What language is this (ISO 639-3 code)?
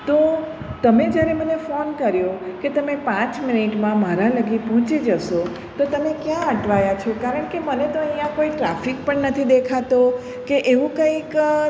guj